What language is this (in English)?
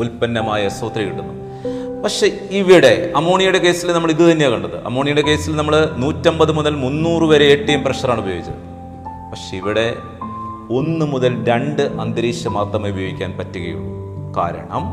Malayalam